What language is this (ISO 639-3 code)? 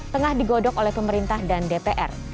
ind